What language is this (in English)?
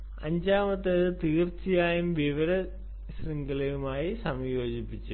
Malayalam